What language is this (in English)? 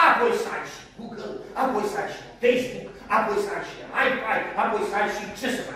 Romanian